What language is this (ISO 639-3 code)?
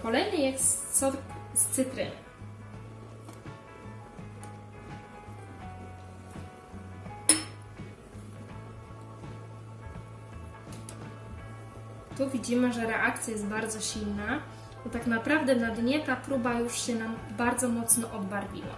pol